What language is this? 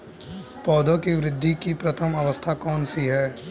Hindi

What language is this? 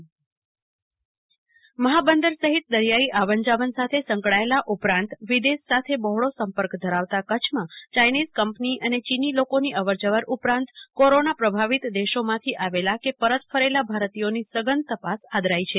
Gujarati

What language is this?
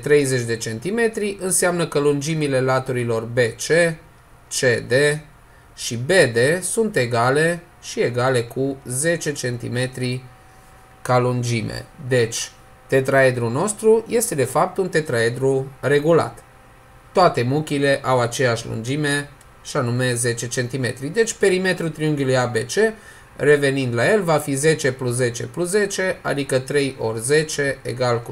Romanian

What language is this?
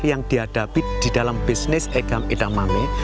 Indonesian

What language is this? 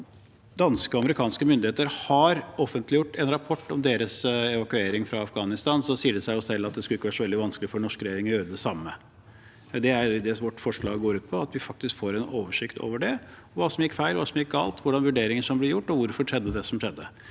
Norwegian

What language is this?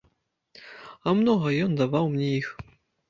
Belarusian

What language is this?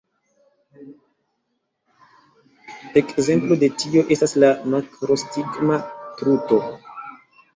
Esperanto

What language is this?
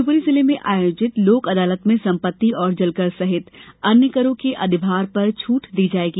Hindi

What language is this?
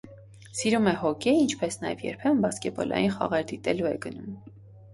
Armenian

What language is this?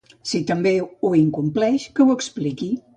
Catalan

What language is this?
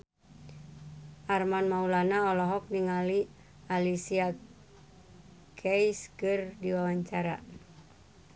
Sundanese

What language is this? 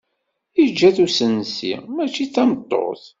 Kabyle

